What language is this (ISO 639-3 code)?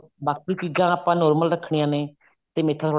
pan